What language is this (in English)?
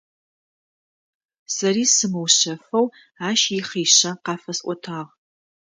Adyghe